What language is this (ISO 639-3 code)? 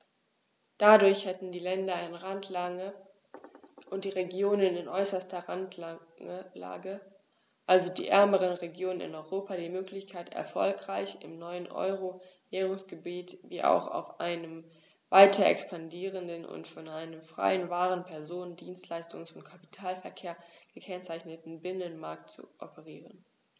deu